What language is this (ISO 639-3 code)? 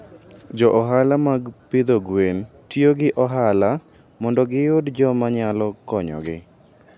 luo